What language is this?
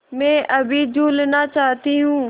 Hindi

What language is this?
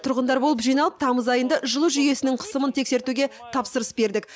Kazakh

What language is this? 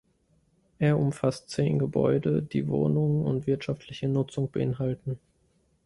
German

